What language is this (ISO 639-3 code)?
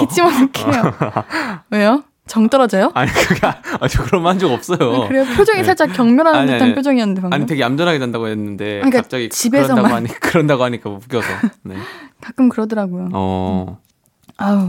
kor